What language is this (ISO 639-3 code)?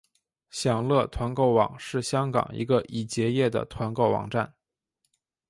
zho